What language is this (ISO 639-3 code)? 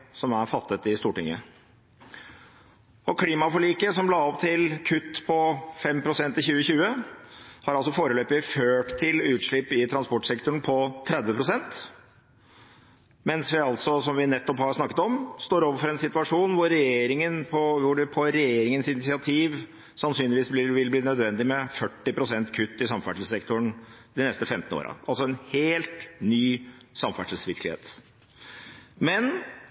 nob